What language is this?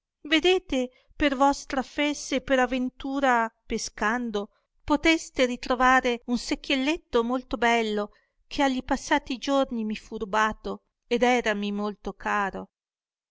Italian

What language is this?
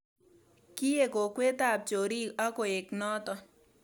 Kalenjin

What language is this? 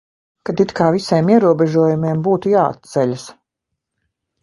Latvian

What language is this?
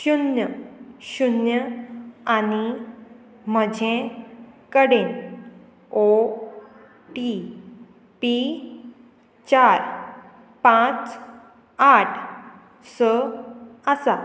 Konkani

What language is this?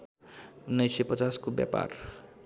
Nepali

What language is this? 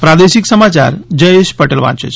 Gujarati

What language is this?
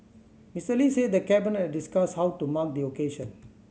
English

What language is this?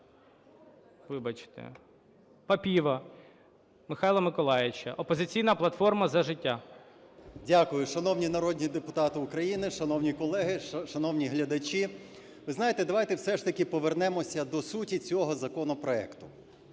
Ukrainian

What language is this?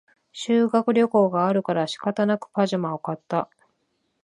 Japanese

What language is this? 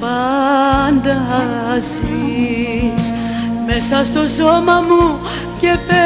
Greek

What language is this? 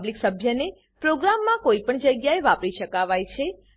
Gujarati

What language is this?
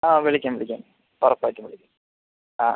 Malayalam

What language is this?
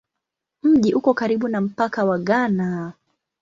Swahili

